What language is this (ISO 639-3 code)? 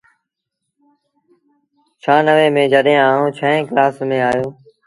sbn